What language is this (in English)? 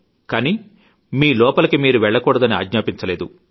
Telugu